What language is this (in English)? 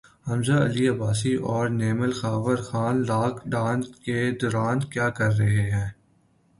Urdu